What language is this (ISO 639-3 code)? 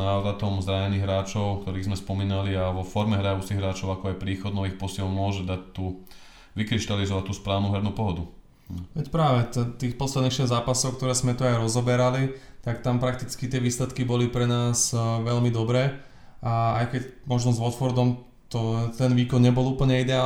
slk